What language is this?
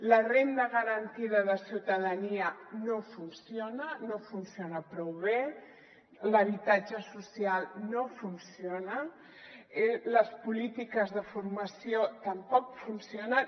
Catalan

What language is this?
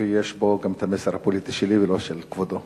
Hebrew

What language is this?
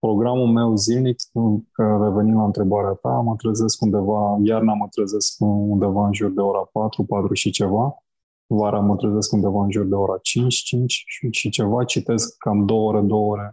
Romanian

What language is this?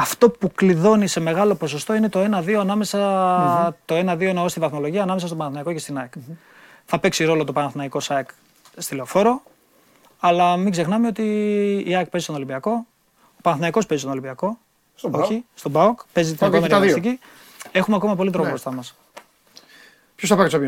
Greek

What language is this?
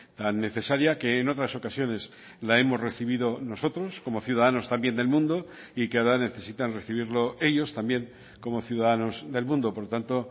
Spanish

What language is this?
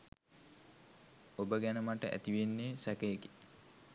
Sinhala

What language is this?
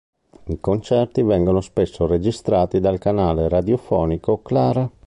Italian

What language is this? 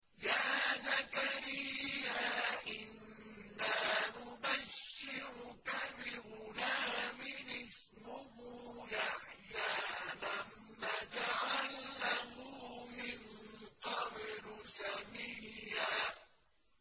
Arabic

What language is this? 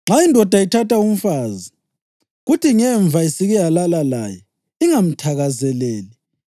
North Ndebele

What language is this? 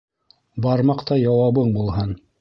Bashkir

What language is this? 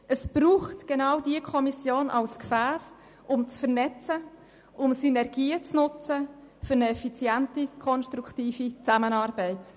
Swiss German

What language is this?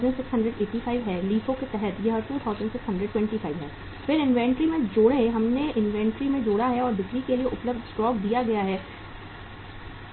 Hindi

